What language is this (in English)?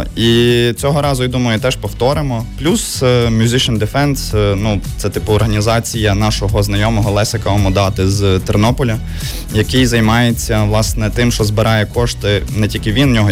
Ukrainian